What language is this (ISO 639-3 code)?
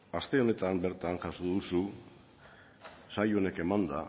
eus